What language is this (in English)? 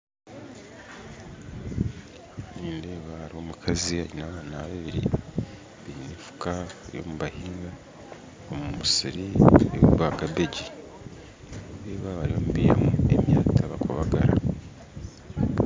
Nyankole